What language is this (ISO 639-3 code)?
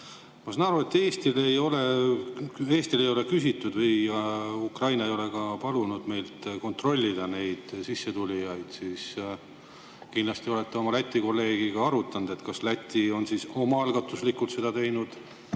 est